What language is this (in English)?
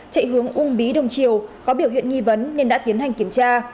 Vietnamese